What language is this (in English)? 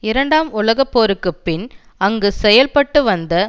Tamil